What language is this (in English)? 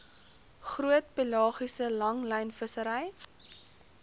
Afrikaans